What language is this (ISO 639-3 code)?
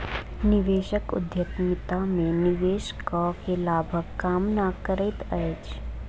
mai